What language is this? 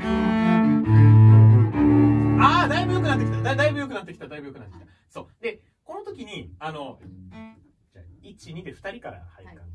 Japanese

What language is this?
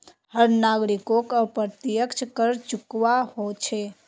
Magahi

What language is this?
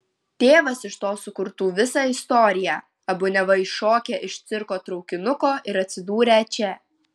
Lithuanian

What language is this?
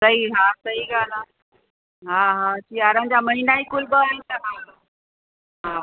Sindhi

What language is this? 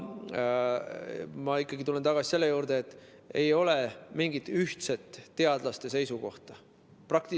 Estonian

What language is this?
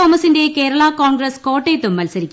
Malayalam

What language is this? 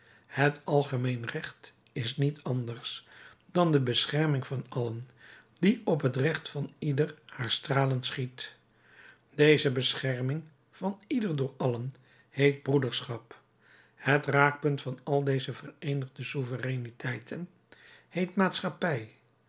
Dutch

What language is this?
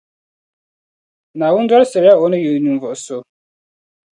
Dagbani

